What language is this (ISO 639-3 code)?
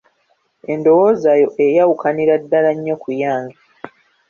lug